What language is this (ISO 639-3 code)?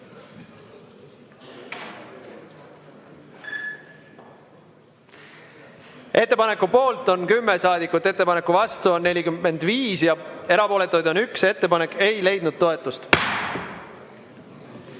est